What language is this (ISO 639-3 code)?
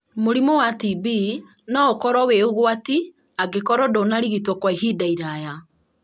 kik